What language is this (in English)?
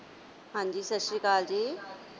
Punjabi